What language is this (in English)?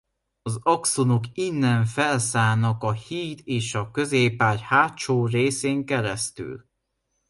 Hungarian